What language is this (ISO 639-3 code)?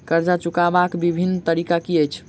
mai